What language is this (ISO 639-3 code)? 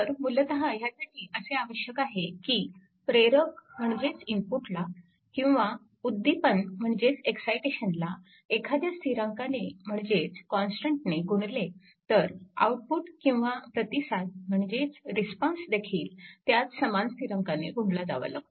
mar